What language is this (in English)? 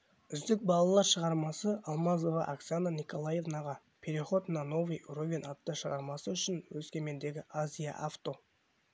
Kazakh